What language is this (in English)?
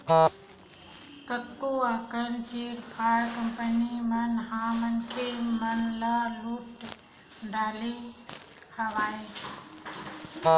Chhattisgarhi